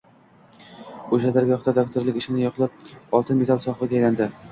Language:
Uzbek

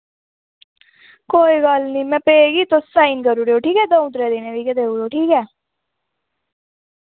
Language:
Dogri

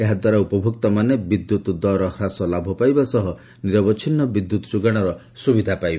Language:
Odia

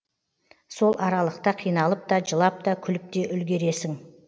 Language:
Kazakh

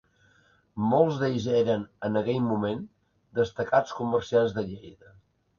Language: Catalan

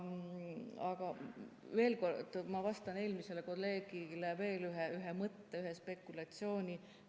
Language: Estonian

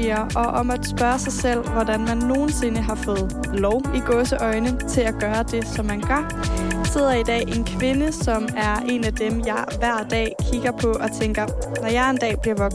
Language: Danish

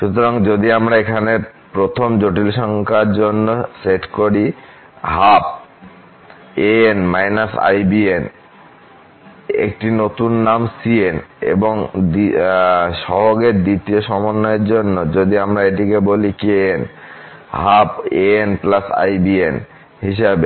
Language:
Bangla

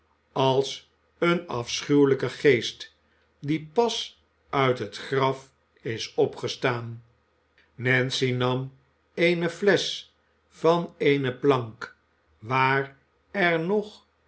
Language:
Dutch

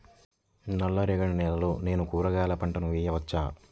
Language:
Telugu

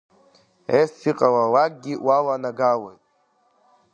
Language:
Abkhazian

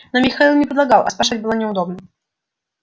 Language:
Russian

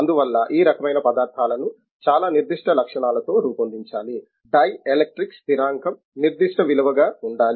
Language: Telugu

